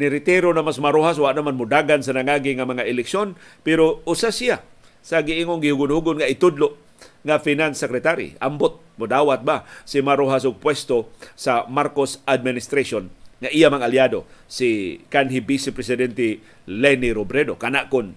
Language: Filipino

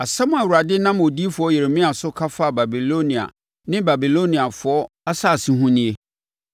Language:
Akan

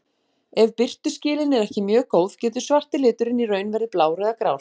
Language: Icelandic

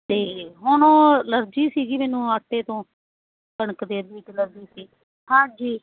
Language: Punjabi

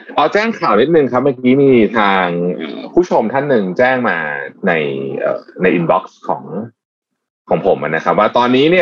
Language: Thai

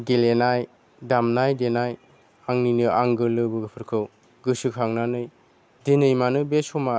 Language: Bodo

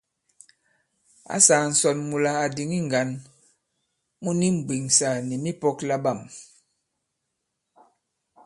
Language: Bankon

